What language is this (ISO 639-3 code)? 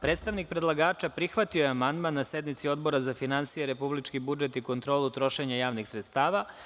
srp